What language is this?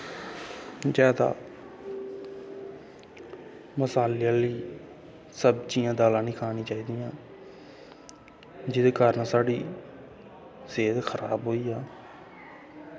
Dogri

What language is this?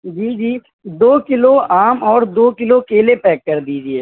Urdu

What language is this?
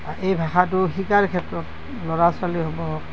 Assamese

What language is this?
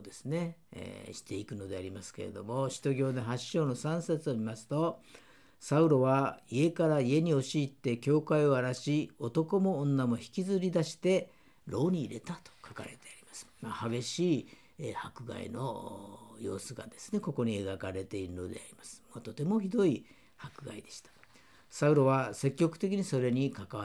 Japanese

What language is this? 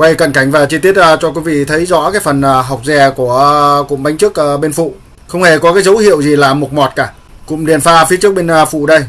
Vietnamese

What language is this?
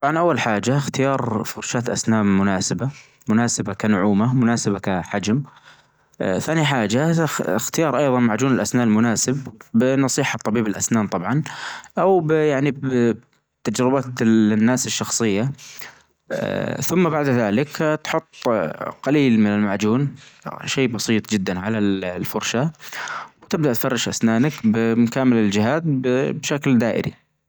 Najdi Arabic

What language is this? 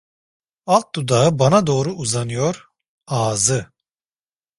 Turkish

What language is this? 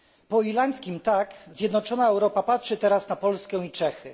Polish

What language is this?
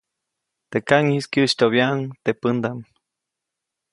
Copainalá Zoque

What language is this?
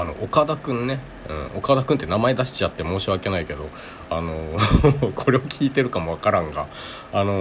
Japanese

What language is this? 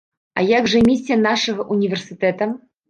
Belarusian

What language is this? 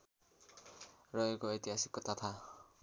Nepali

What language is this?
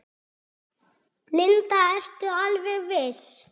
Icelandic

